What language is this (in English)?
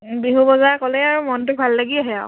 Assamese